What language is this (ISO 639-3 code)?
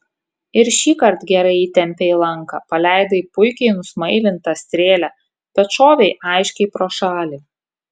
lit